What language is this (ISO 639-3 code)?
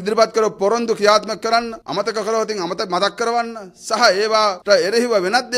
ron